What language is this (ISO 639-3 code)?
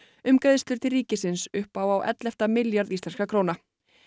isl